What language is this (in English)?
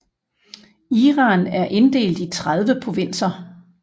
Danish